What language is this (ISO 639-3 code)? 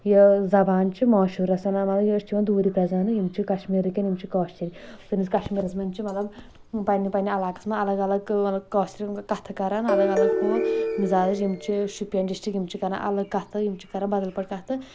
kas